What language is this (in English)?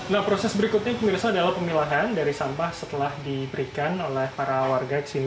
Indonesian